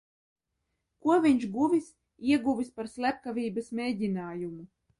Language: Latvian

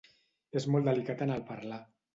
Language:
Catalan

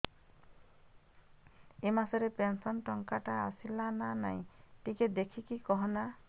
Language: Odia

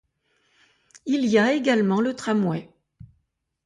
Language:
French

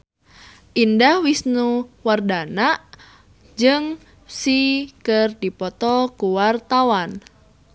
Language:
Sundanese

